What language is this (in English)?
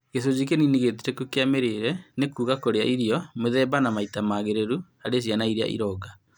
Kikuyu